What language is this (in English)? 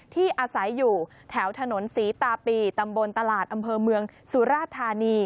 Thai